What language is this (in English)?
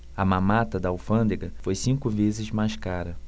Portuguese